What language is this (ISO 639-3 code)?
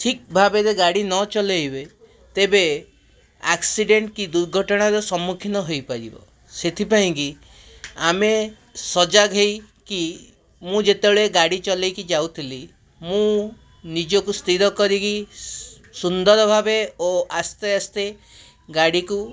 ori